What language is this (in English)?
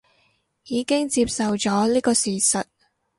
Cantonese